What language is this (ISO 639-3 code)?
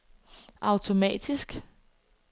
dan